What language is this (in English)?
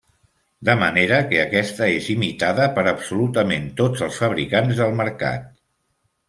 Catalan